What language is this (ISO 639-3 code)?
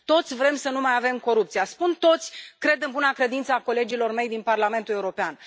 ron